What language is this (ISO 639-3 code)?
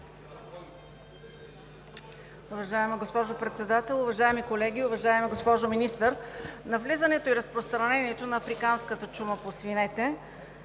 bul